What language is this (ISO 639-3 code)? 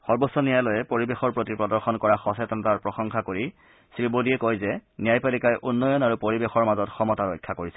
asm